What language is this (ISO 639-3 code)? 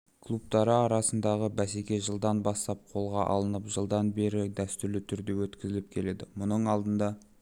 kaz